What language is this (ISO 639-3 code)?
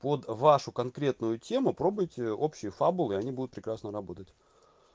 rus